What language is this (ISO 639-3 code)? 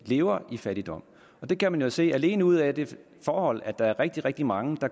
dan